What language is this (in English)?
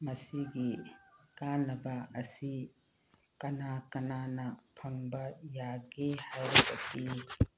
Manipuri